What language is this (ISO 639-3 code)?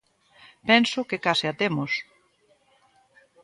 glg